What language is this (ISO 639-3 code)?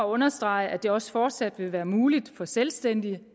dan